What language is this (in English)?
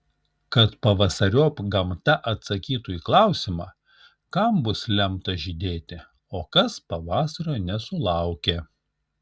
Lithuanian